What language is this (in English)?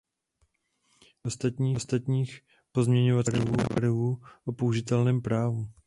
Czech